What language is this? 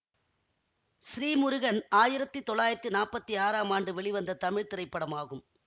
Tamil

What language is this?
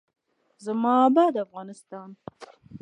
Pashto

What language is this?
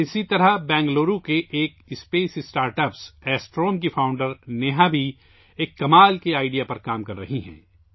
Urdu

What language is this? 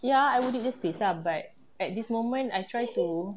English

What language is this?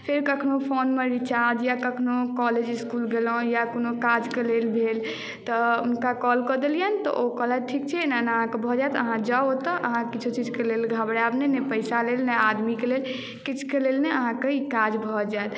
Maithili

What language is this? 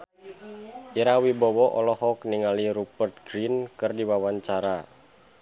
Sundanese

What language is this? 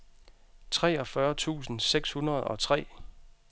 Danish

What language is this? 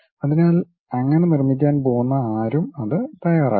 Malayalam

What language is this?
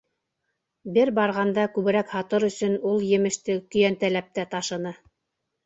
Bashkir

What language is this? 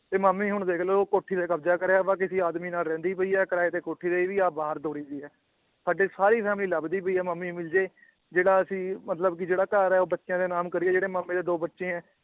Punjabi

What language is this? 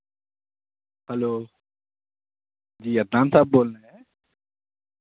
Urdu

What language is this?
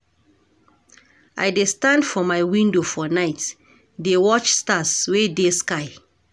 Nigerian Pidgin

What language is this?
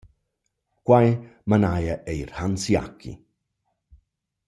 Romansh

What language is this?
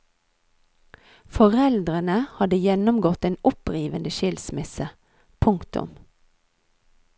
Norwegian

